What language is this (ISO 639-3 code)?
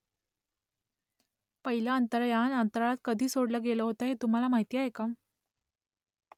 mar